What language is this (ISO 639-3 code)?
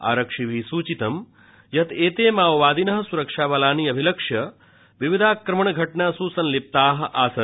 san